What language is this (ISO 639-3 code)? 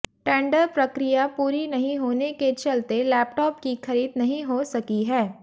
hin